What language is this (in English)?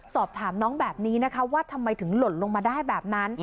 Thai